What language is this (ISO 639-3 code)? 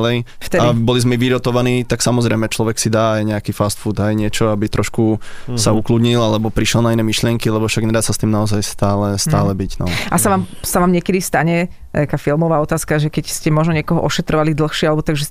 slk